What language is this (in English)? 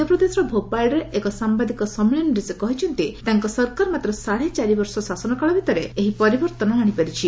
Odia